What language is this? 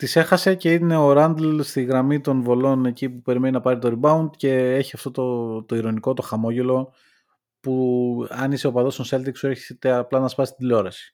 Greek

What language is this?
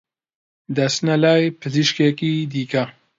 Central Kurdish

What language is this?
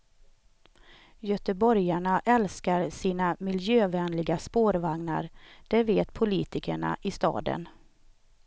Swedish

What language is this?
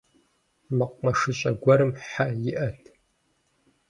Kabardian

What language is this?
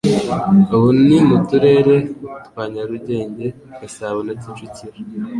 Kinyarwanda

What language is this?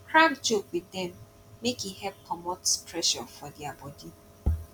Nigerian Pidgin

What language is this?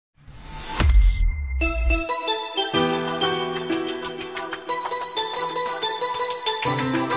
Romanian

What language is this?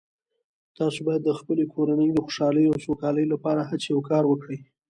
Pashto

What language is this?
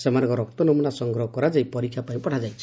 Odia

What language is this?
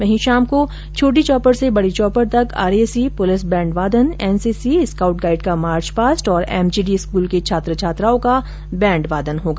Hindi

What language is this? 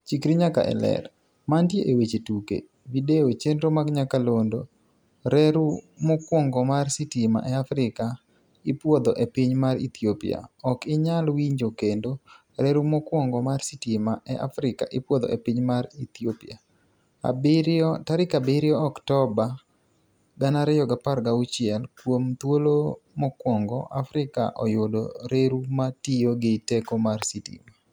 Luo (Kenya and Tanzania)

